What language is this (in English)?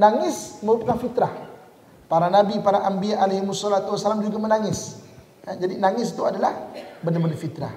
Malay